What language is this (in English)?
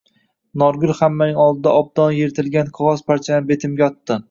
Uzbek